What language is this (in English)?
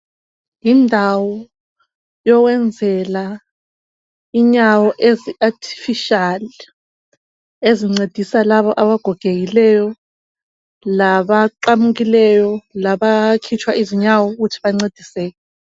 North Ndebele